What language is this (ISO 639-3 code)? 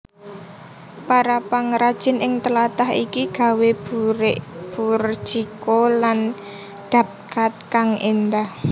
jav